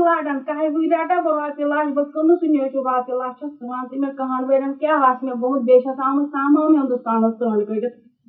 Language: Urdu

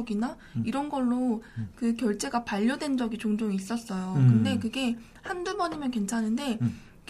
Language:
Korean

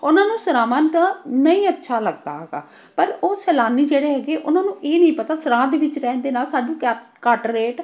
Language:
Punjabi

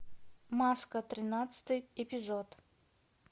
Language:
Russian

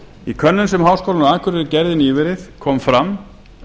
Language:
Icelandic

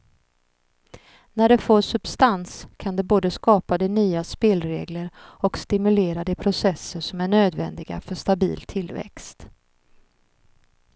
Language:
Swedish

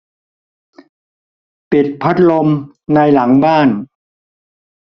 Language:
Thai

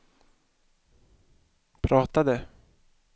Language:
Swedish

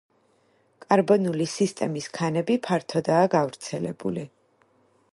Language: Georgian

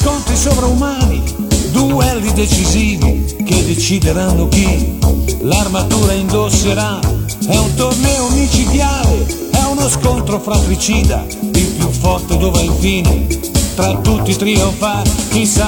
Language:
Italian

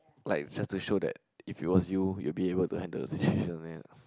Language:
English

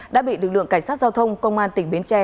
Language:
Vietnamese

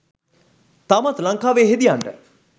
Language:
Sinhala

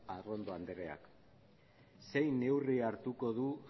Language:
Basque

